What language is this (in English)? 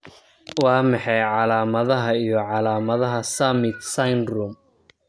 Somali